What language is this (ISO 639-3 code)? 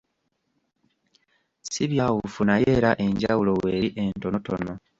lug